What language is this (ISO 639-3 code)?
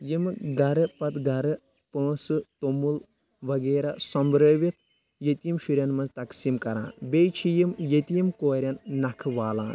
kas